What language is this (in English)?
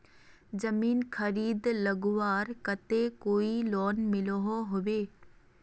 Magahi